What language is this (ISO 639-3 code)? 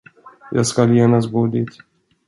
swe